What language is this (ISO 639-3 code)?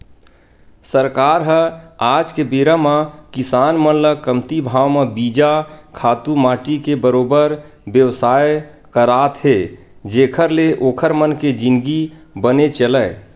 hne